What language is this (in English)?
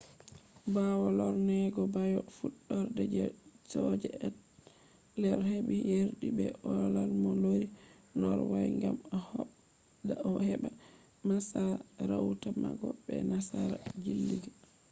Fula